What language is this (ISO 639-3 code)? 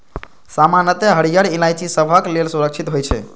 mai